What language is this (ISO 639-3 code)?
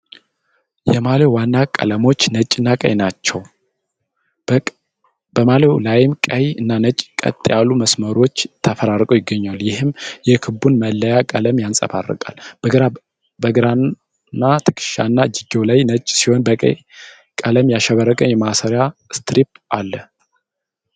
amh